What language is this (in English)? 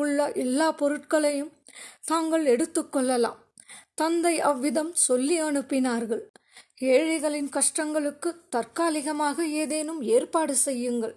Tamil